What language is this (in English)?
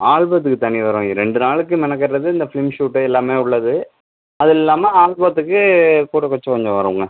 Tamil